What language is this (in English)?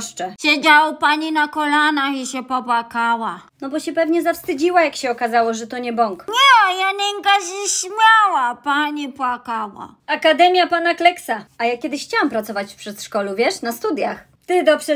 Polish